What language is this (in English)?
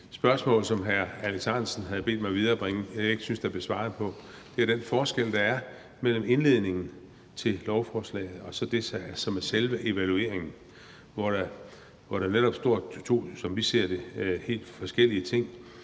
Danish